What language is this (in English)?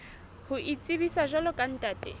Southern Sotho